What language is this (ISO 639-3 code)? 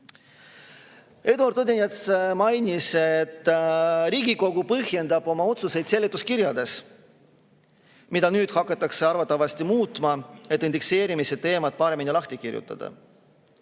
est